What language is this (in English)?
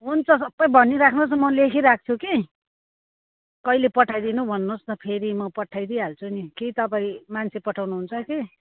Nepali